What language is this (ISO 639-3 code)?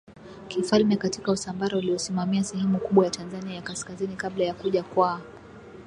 swa